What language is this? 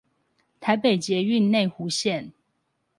Chinese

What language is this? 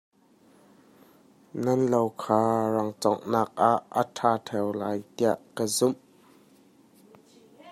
Hakha Chin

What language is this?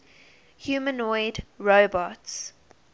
English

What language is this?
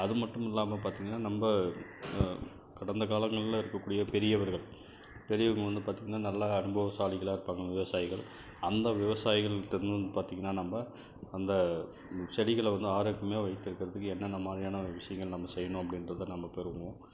Tamil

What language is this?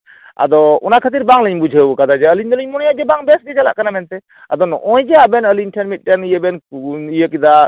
Santali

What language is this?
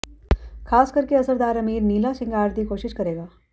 Punjabi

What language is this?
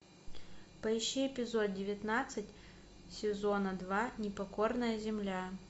Russian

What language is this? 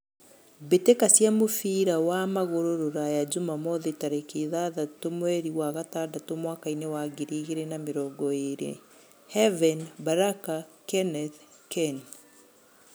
Kikuyu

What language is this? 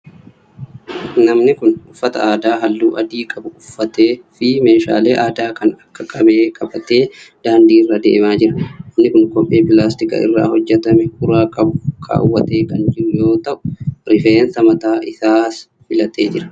Oromo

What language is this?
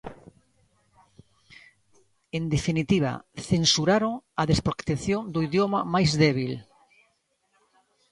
Galician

